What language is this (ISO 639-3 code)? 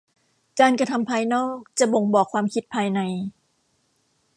tha